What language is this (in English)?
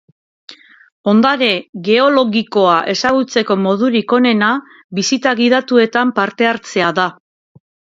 Basque